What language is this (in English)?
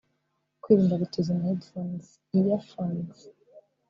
Kinyarwanda